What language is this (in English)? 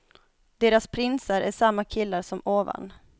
Swedish